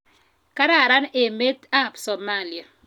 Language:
Kalenjin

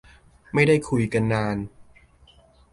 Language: Thai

